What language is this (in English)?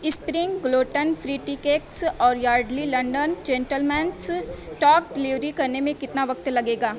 Urdu